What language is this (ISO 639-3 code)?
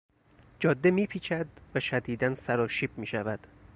fas